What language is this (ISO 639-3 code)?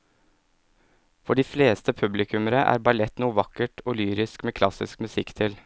nor